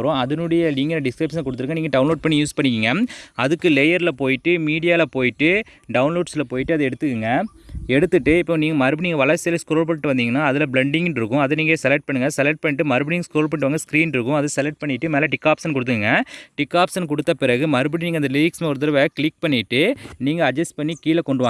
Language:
Tamil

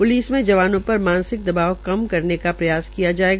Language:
Hindi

